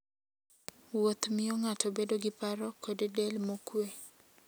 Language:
Luo (Kenya and Tanzania)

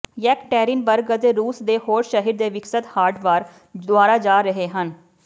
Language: Punjabi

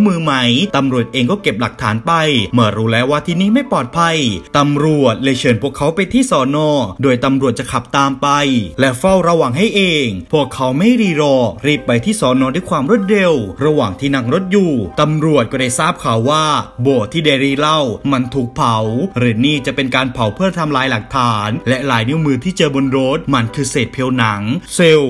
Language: Thai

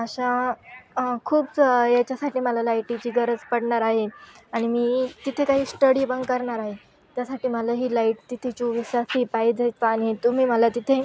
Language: Marathi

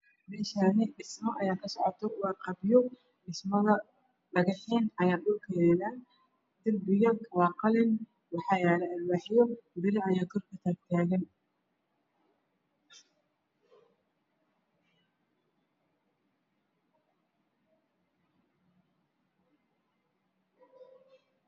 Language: Somali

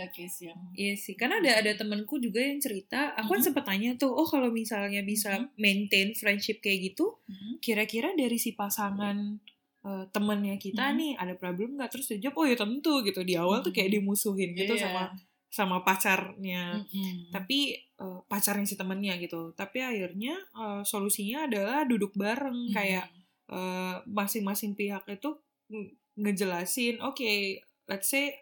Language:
Indonesian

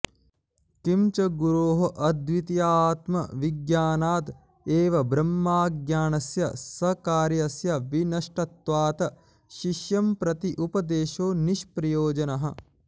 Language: Sanskrit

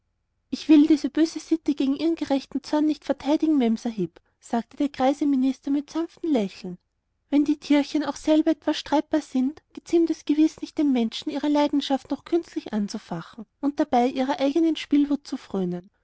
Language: German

